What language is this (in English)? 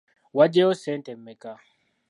Ganda